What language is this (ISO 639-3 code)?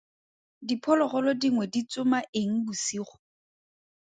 tsn